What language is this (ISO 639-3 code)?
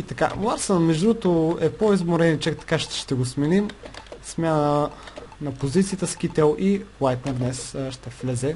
bul